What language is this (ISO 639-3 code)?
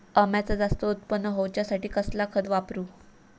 mar